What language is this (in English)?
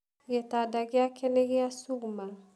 Kikuyu